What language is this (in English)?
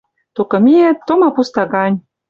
Western Mari